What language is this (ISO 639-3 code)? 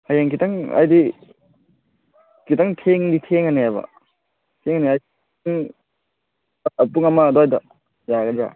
mni